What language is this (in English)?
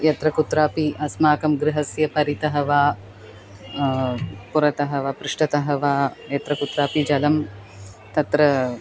Sanskrit